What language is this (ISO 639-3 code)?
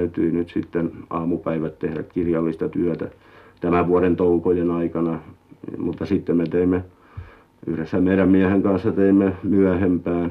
fin